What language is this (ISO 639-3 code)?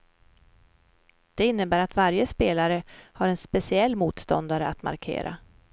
swe